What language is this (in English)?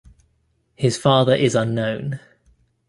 English